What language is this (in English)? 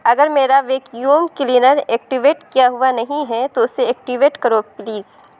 Urdu